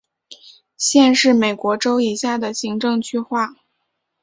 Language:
Chinese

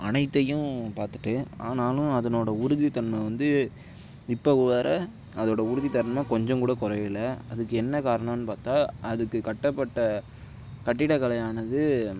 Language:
Tamil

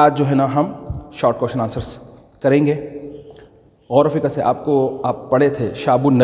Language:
Hindi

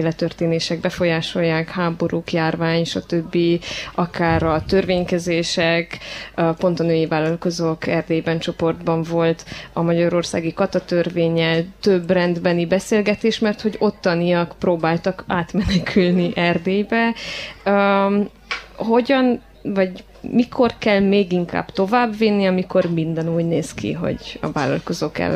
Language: Hungarian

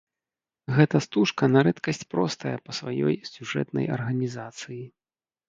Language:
Belarusian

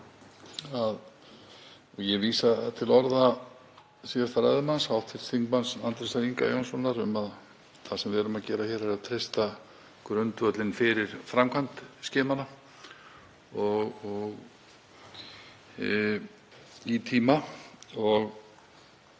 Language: Icelandic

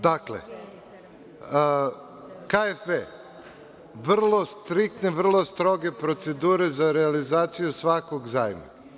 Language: Serbian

